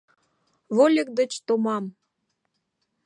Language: Mari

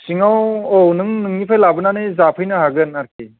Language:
Bodo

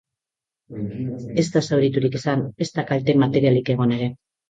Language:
Basque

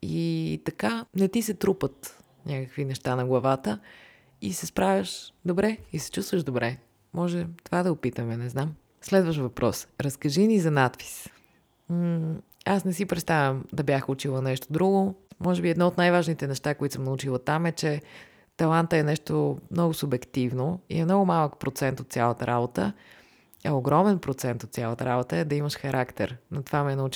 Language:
Bulgarian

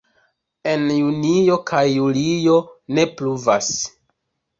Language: Esperanto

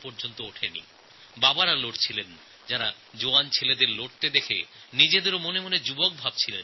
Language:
Bangla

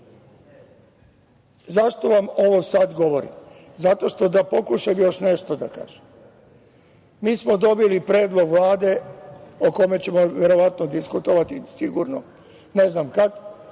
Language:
Serbian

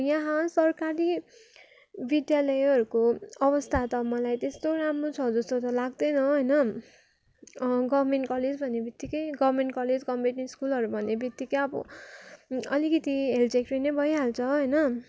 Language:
Nepali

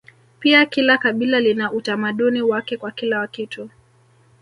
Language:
Swahili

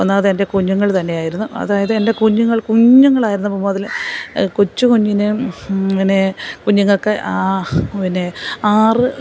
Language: Malayalam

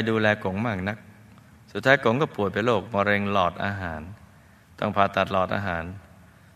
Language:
Thai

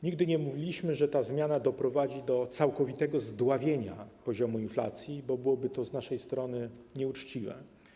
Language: Polish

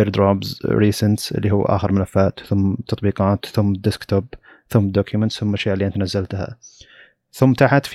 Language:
Arabic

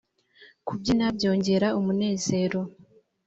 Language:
Kinyarwanda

